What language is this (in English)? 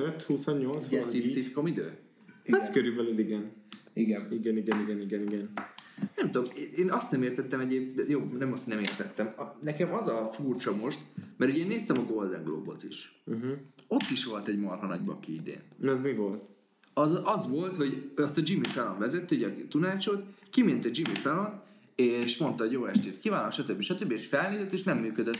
Hungarian